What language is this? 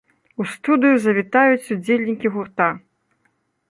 Belarusian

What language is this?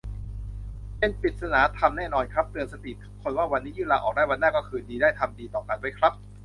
Thai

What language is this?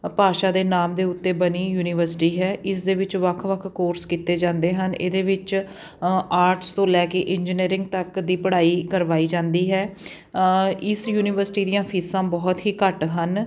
Punjabi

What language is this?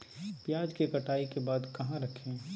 Magahi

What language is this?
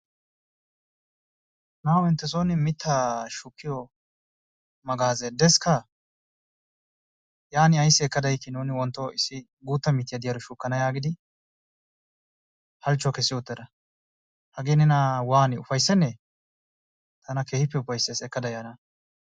Wolaytta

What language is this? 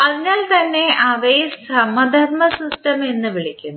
Malayalam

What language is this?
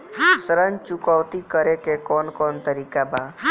Bhojpuri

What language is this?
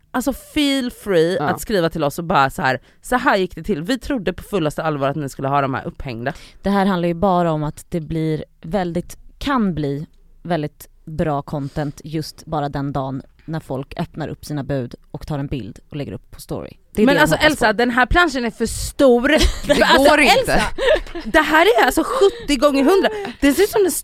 Swedish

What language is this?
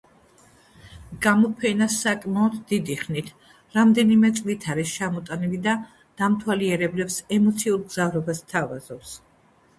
Georgian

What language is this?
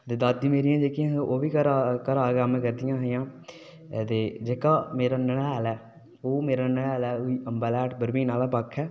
Dogri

